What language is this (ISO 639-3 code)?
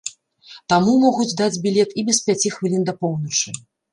bel